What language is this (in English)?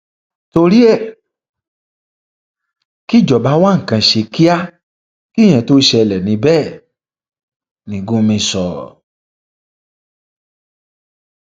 Yoruba